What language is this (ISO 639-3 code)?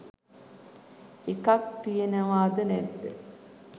sin